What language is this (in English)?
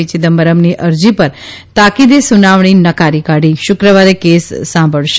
Gujarati